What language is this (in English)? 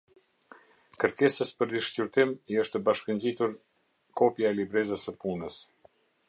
Albanian